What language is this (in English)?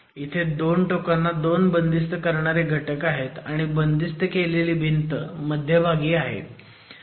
Marathi